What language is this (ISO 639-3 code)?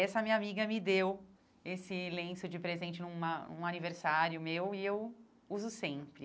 por